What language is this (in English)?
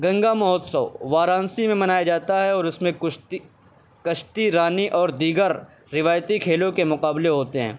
Urdu